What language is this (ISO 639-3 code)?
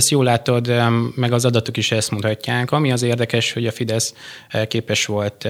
hun